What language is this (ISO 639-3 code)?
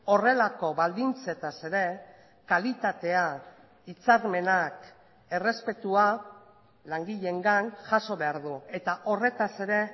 eus